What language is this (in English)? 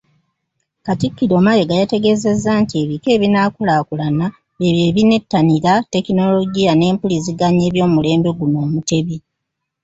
Ganda